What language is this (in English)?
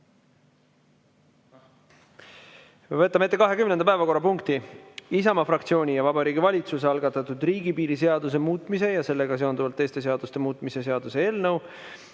Estonian